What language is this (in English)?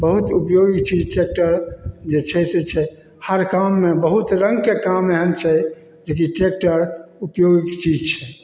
Maithili